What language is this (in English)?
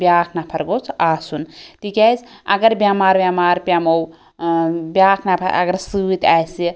Kashmiri